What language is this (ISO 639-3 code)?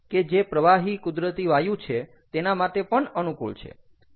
guj